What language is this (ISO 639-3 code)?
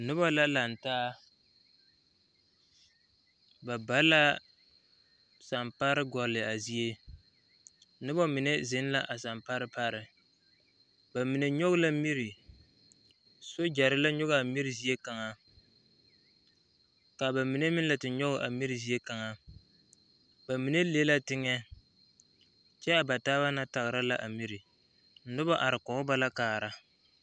dga